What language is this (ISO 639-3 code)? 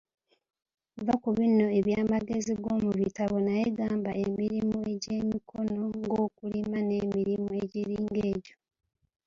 lug